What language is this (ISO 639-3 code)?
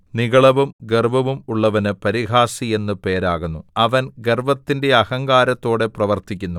mal